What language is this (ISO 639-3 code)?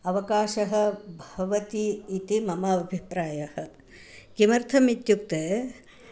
san